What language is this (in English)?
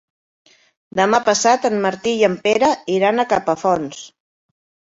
Catalan